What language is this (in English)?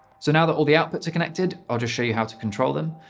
English